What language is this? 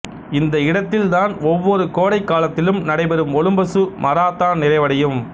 Tamil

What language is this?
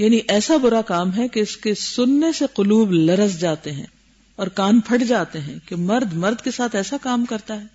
Urdu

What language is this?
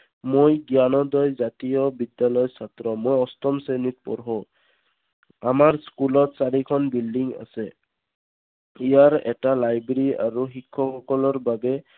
Assamese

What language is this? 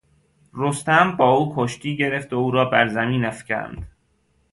Persian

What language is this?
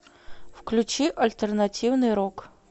Russian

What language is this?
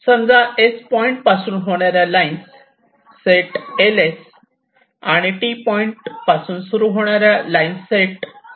Marathi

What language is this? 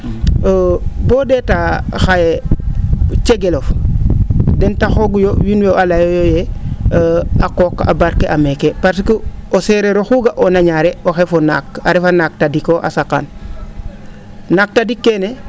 Serer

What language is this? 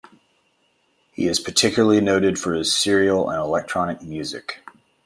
English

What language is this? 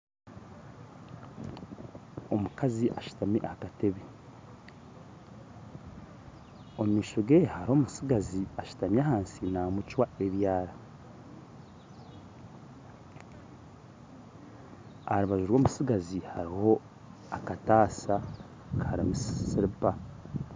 Nyankole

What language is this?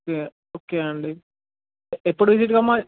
Telugu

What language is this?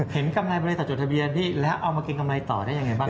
Thai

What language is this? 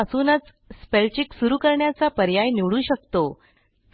Marathi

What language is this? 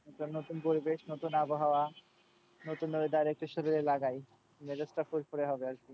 Bangla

